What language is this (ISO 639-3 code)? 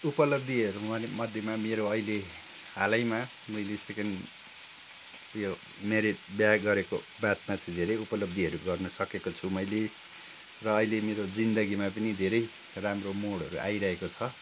nep